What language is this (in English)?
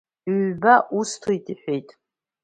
Abkhazian